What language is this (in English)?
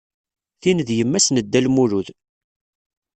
Kabyle